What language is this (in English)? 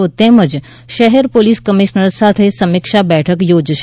Gujarati